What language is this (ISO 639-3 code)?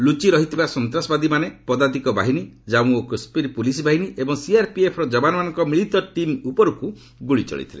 ori